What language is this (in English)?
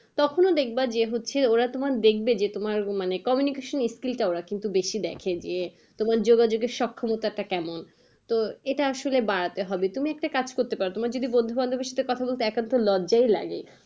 Bangla